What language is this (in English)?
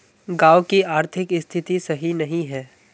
Magahi